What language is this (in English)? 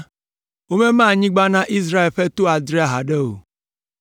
Ewe